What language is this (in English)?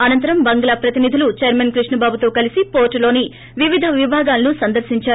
Telugu